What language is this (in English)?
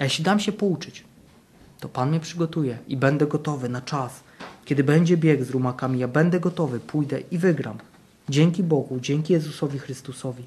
Polish